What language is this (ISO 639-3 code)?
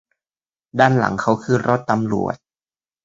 tha